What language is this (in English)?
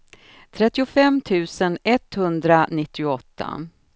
Swedish